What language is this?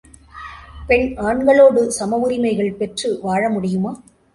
Tamil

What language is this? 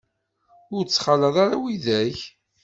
Kabyle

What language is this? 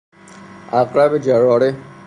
Persian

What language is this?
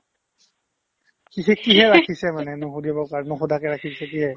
Assamese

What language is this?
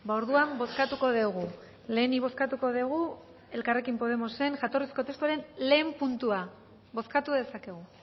Basque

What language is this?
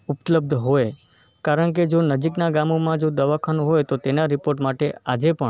Gujarati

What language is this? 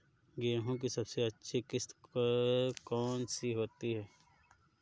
Hindi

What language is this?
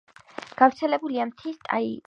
Georgian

